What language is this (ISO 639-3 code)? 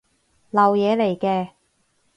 yue